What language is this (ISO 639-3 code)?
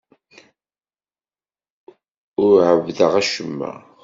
kab